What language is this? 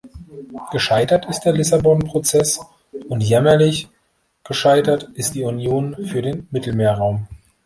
German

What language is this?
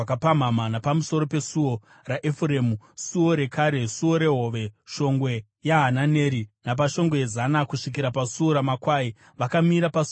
Shona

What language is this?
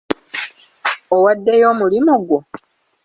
Ganda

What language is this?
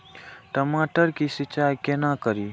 Maithili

